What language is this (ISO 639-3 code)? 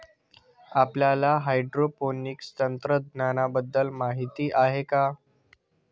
mar